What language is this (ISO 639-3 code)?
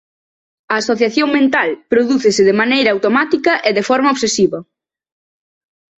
glg